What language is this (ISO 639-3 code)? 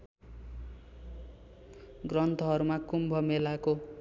nep